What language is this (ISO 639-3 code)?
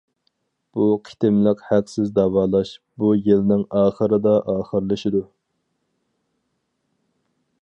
uig